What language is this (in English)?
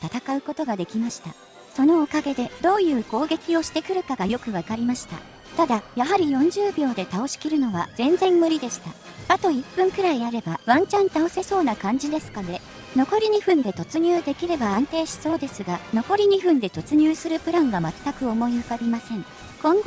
Japanese